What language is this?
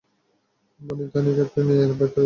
Bangla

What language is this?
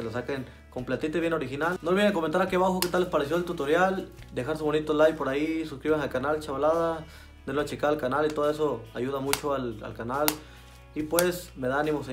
Spanish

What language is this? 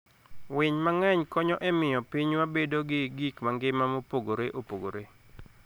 Luo (Kenya and Tanzania)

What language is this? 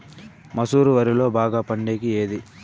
Telugu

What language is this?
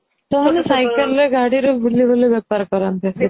Odia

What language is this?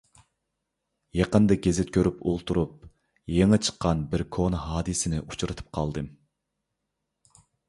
Uyghur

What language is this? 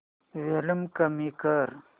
Marathi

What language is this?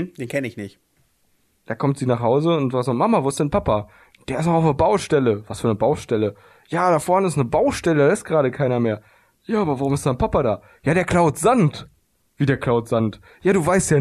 German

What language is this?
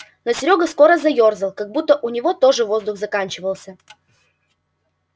Russian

